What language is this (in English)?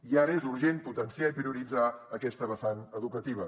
Catalan